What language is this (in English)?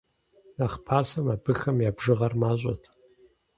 Kabardian